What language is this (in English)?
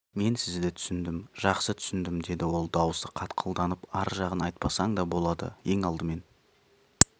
Kazakh